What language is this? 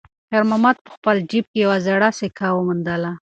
Pashto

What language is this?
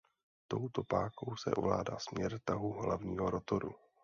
Czech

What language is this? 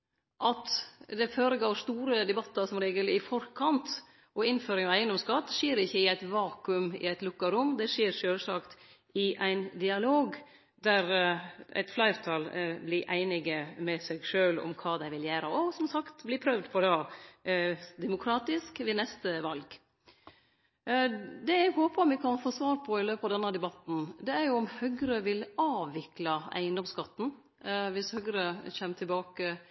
Norwegian Nynorsk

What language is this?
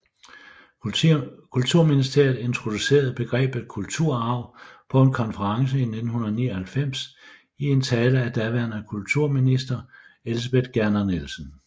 Danish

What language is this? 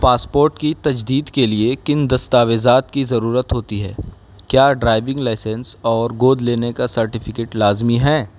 Urdu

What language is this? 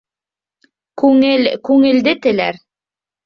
Bashkir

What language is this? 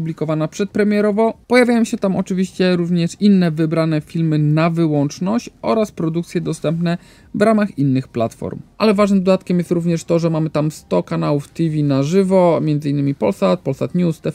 Polish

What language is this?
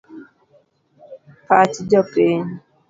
Luo (Kenya and Tanzania)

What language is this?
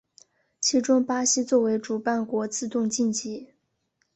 Chinese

